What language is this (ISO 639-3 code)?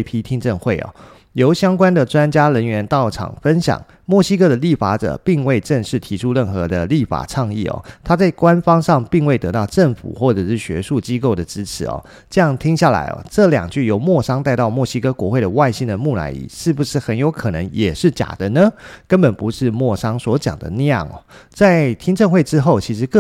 zho